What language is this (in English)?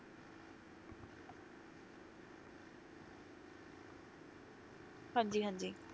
Punjabi